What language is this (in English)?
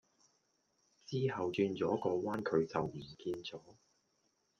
Cantonese